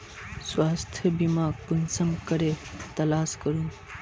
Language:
Magahi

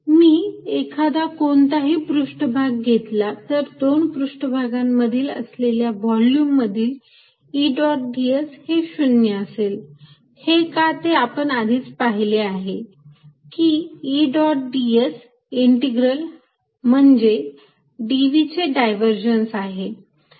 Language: Marathi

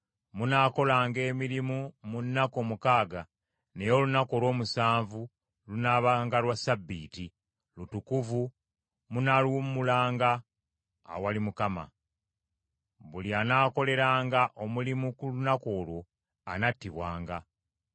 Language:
Ganda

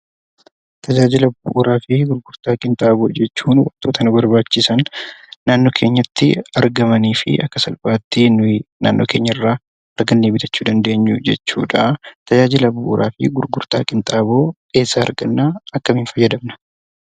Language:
Oromo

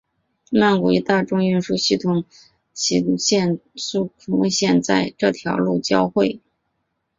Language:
Chinese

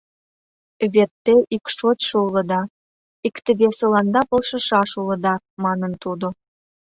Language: Mari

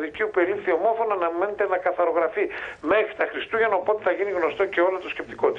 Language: Greek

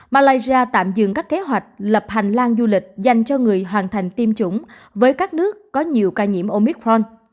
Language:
Vietnamese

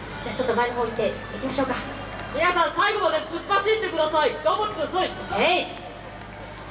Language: Japanese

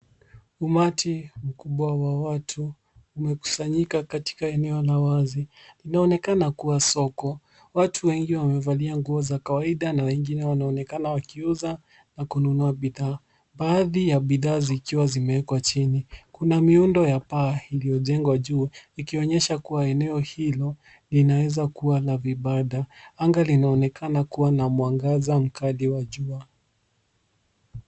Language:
Swahili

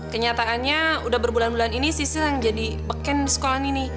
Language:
Indonesian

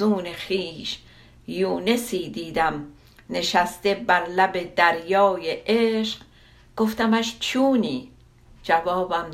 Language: Persian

